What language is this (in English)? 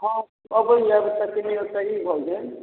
Maithili